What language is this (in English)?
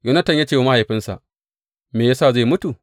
Hausa